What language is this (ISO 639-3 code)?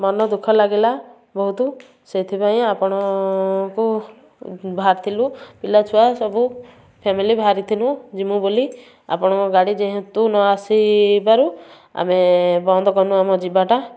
ori